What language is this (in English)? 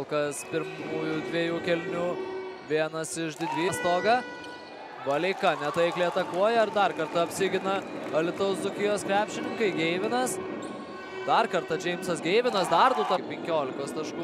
Lithuanian